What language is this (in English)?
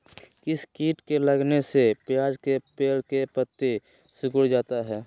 Magahi